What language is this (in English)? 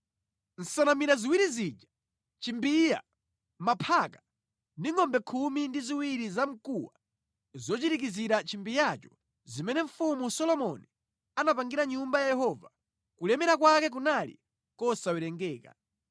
Nyanja